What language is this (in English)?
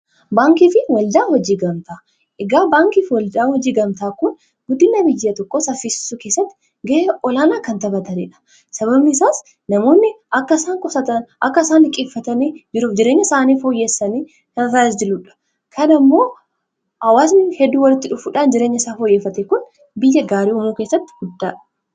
Oromo